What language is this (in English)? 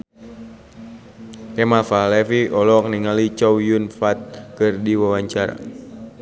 Sundanese